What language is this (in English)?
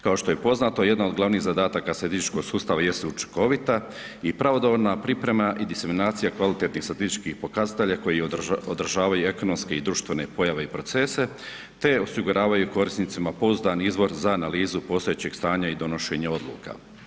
Croatian